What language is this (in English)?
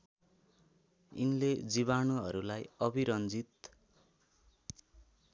Nepali